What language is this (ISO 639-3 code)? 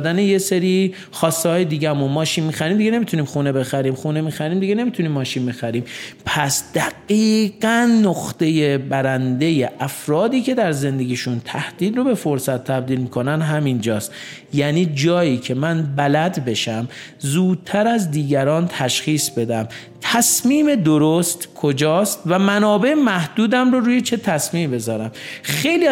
fas